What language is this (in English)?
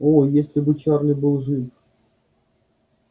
Russian